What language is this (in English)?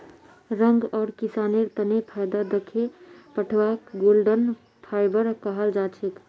Magahi